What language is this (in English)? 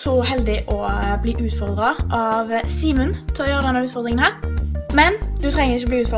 Norwegian